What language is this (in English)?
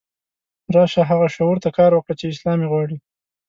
Pashto